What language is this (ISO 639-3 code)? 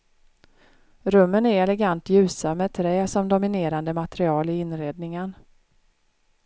swe